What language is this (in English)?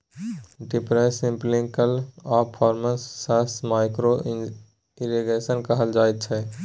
Maithili